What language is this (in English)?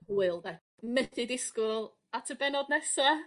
Welsh